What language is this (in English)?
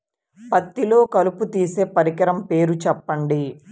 Telugu